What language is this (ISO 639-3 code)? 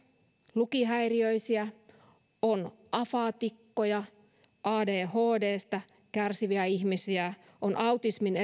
fin